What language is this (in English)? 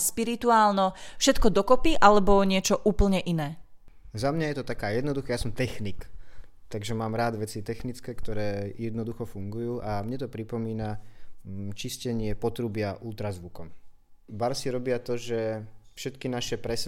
Slovak